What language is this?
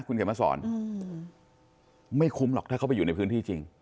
Thai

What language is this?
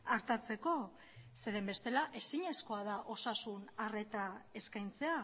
Basque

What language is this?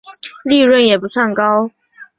Chinese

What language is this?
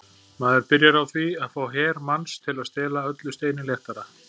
Icelandic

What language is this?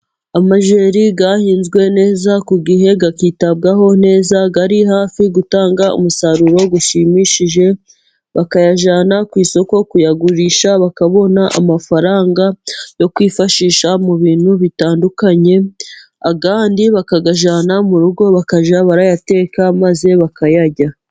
Kinyarwanda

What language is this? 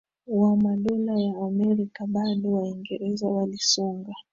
Swahili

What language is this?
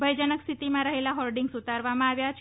Gujarati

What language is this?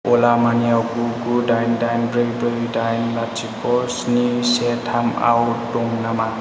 Bodo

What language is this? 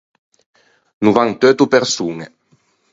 Ligurian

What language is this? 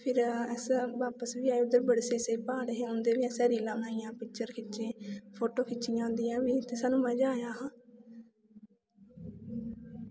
Dogri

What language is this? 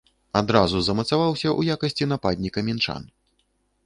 Belarusian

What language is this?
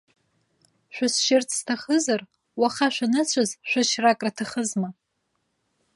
Abkhazian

